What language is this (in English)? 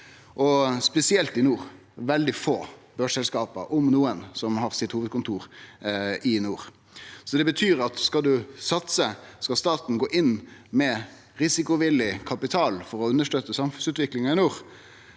Norwegian